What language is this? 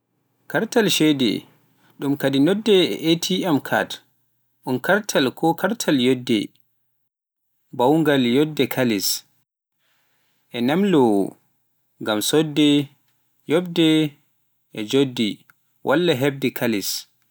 Pular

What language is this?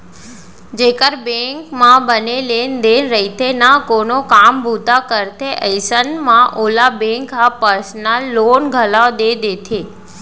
Chhattisgarhi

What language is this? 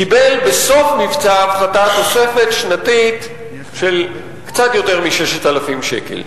Hebrew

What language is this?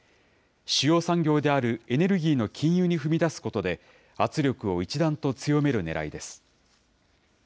Japanese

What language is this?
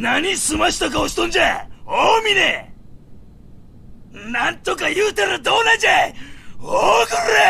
Japanese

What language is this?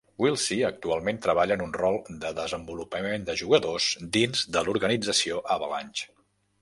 Catalan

